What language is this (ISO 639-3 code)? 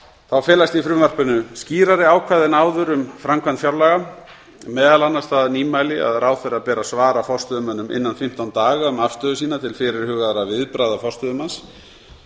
isl